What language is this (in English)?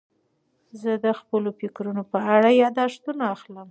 Pashto